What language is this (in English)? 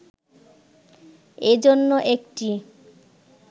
Bangla